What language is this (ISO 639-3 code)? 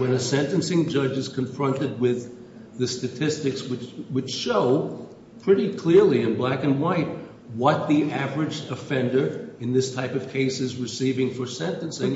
eng